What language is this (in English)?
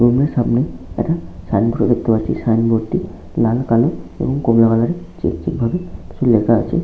Bangla